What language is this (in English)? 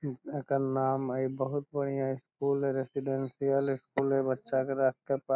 Magahi